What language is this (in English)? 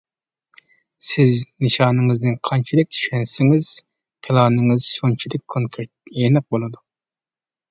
Uyghur